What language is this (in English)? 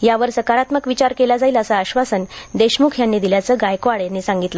Marathi